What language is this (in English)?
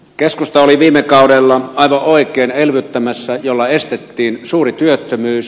Finnish